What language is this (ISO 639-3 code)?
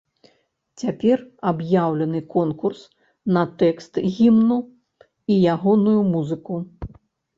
bel